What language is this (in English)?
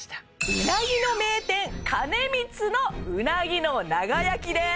Japanese